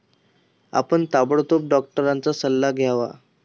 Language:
Marathi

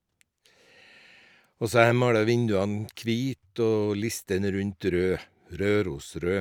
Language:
Norwegian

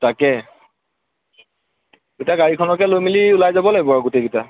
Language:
Assamese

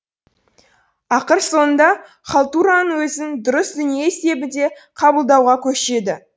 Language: Kazakh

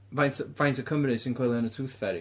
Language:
Welsh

